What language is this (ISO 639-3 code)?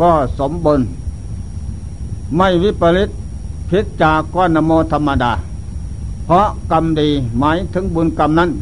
tha